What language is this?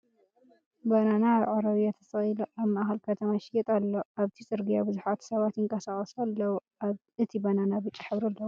Tigrinya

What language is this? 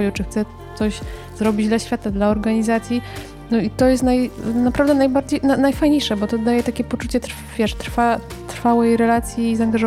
Polish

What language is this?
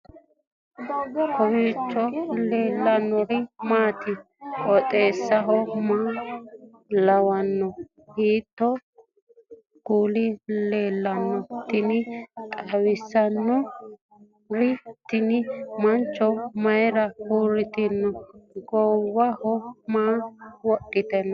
Sidamo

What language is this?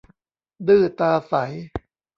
Thai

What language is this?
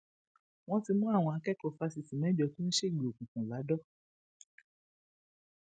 Yoruba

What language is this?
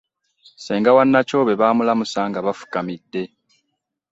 Ganda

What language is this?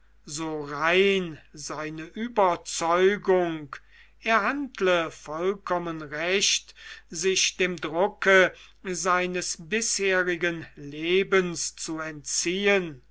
German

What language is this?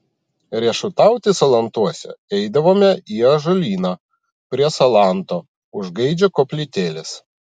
Lithuanian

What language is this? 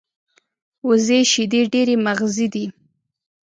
Pashto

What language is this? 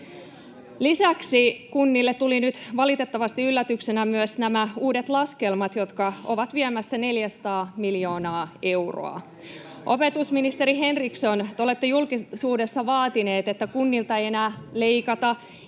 Finnish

